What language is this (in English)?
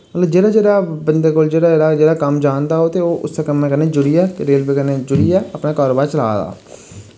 Dogri